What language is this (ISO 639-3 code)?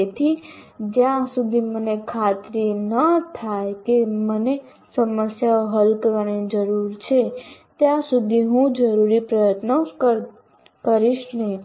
guj